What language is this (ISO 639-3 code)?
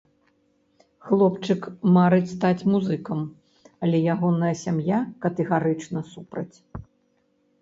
bel